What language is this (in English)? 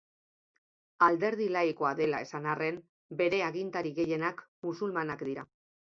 Basque